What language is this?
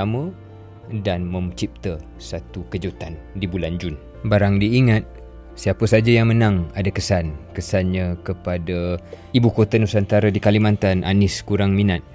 Malay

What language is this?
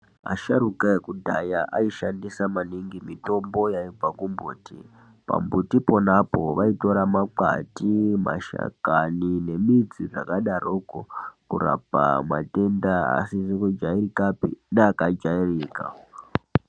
Ndau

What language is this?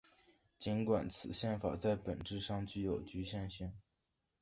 Chinese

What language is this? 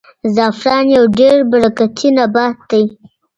Pashto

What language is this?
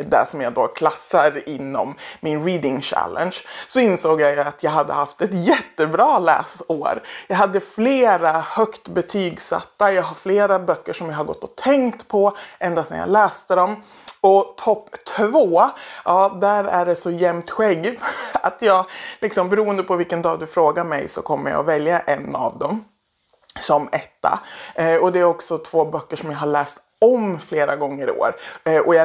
Swedish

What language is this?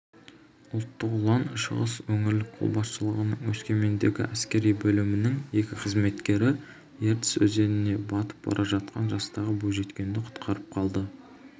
Kazakh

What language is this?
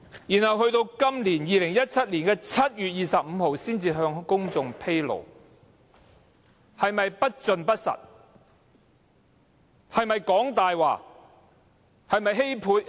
Cantonese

